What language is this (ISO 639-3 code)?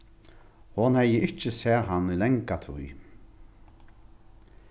fao